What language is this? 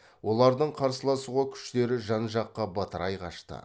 Kazakh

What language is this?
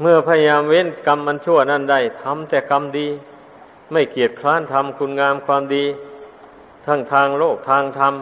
Thai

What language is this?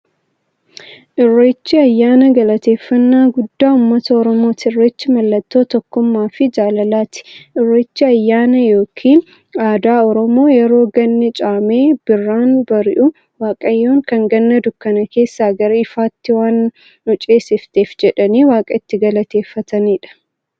Oromo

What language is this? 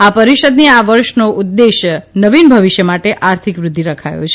Gujarati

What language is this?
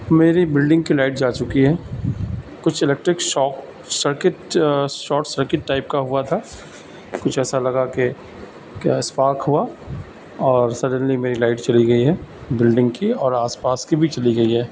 Urdu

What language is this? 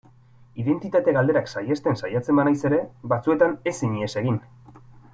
Basque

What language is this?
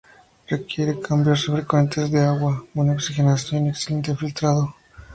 Spanish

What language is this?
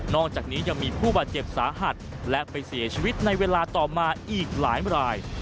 Thai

